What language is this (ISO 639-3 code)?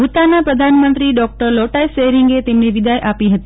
guj